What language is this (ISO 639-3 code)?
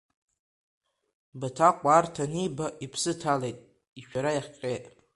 abk